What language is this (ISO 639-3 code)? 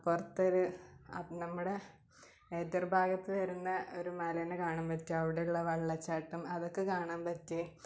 mal